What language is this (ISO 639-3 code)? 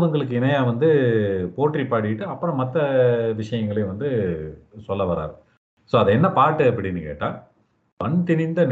tam